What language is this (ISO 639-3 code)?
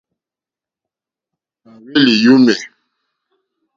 bri